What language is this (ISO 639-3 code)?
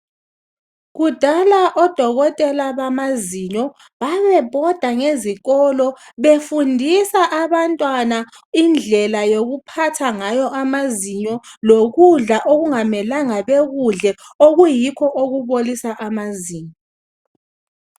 nde